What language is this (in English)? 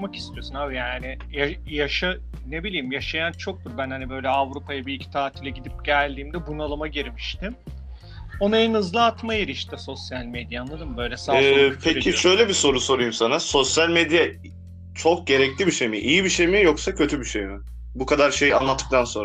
Turkish